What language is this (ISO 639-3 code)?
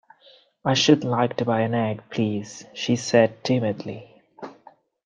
eng